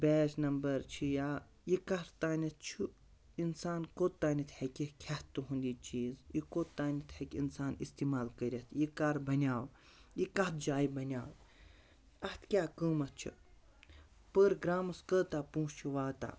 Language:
Kashmiri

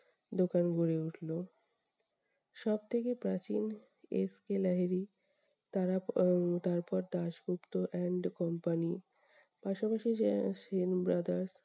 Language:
Bangla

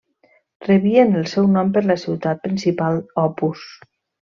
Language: Catalan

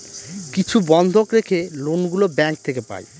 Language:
Bangla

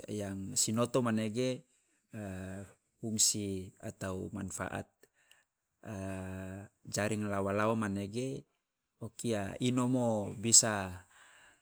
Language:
Loloda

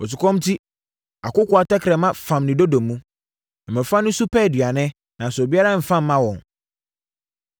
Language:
Akan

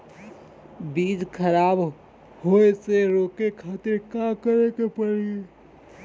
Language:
Bhojpuri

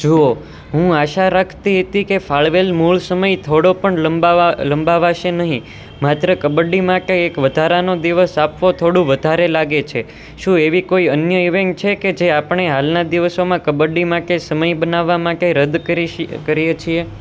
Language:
Gujarati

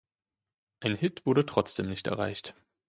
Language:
German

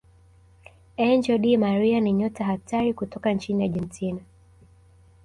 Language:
Swahili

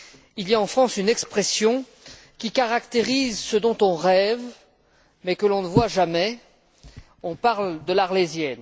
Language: French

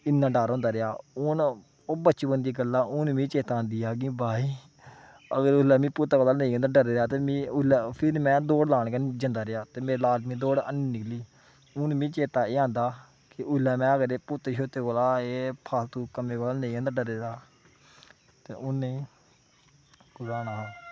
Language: Dogri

